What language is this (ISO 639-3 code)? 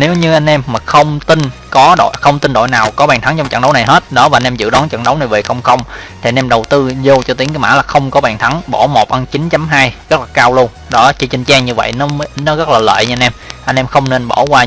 vie